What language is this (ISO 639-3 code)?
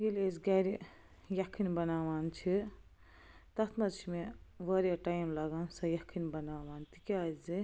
kas